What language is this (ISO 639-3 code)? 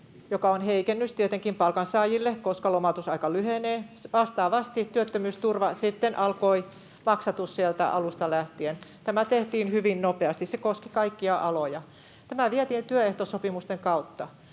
fin